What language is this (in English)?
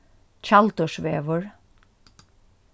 Faroese